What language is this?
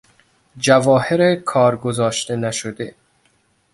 Persian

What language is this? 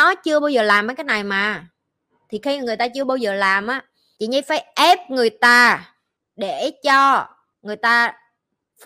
Vietnamese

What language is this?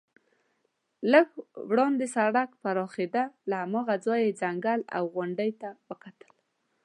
Pashto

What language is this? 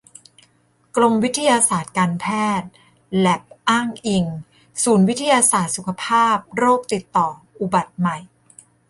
Thai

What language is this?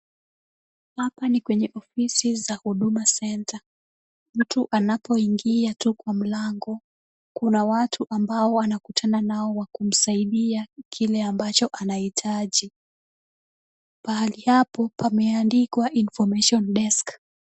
Swahili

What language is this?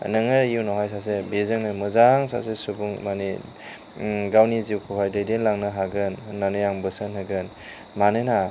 Bodo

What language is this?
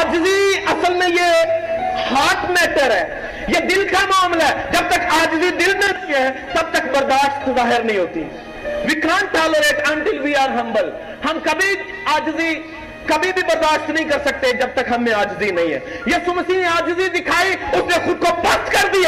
Urdu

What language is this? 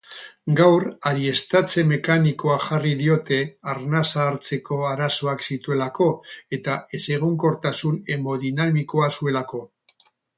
Basque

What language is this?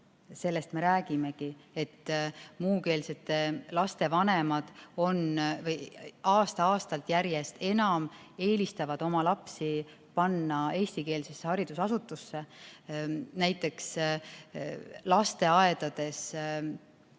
Estonian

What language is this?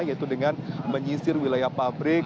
Indonesian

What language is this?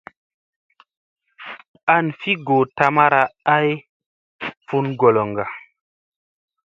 Musey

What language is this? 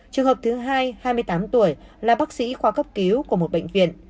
Vietnamese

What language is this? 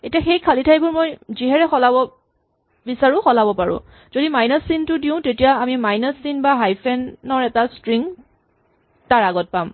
Assamese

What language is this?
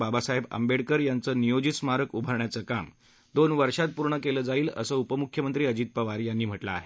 Marathi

